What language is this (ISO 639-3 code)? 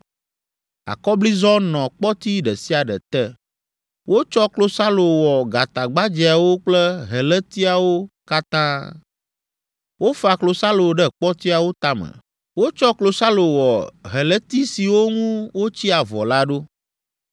ewe